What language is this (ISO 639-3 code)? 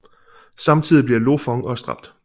dan